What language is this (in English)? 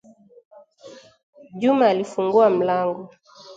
Swahili